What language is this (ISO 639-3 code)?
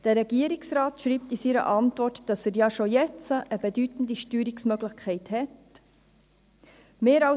gsw